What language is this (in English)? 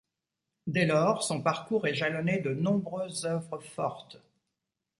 French